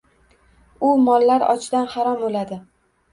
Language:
Uzbek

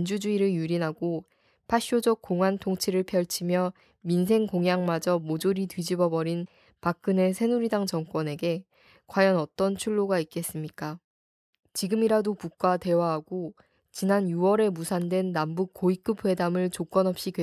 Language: Korean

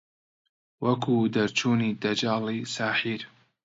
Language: Central Kurdish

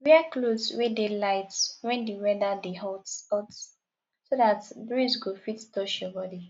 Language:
Nigerian Pidgin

